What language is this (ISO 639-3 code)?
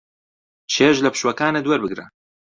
ckb